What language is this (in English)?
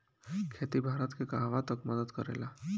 Bhojpuri